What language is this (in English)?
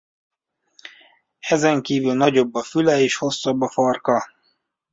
Hungarian